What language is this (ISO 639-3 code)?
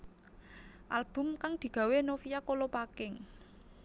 jav